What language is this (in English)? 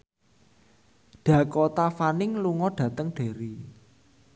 Javanese